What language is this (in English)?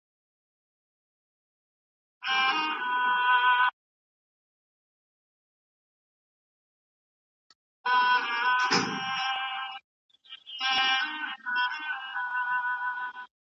Pashto